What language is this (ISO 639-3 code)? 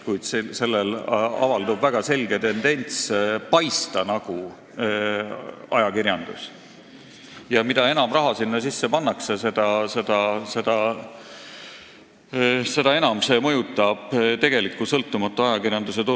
est